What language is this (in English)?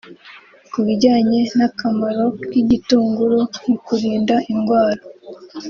Kinyarwanda